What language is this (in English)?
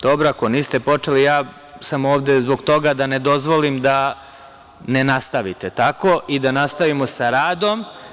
Serbian